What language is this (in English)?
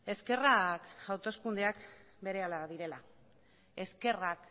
Basque